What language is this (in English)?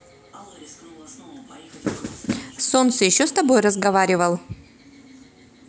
Russian